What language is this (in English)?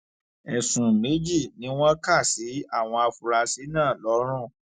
Yoruba